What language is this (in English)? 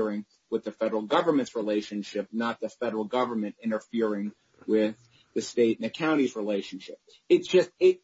English